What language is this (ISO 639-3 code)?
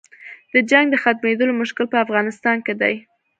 pus